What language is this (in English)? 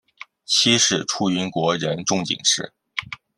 Chinese